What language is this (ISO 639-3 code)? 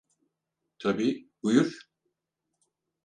tur